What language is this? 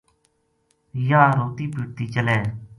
Gujari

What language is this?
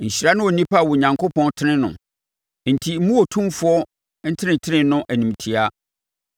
Akan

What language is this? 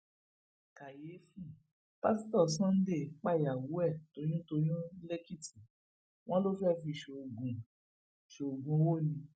Yoruba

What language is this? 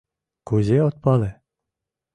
Mari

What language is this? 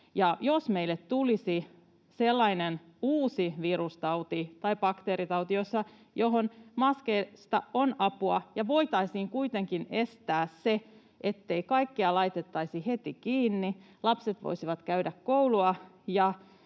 Finnish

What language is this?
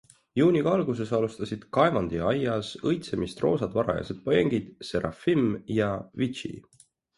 Estonian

